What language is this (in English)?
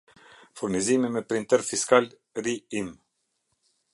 Albanian